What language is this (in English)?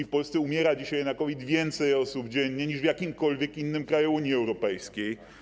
Polish